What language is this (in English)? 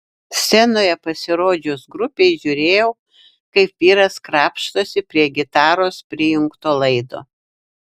Lithuanian